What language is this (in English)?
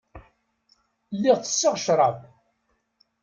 Kabyle